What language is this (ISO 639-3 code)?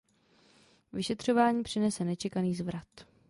ces